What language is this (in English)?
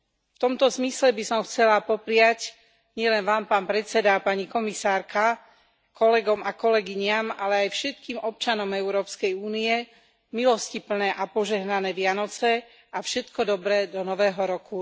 Slovak